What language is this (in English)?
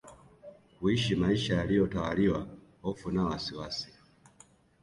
Swahili